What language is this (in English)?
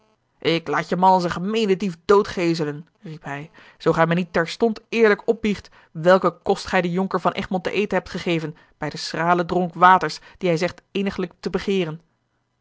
Dutch